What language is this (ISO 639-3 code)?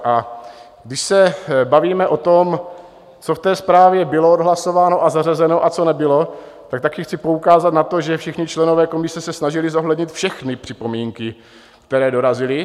ces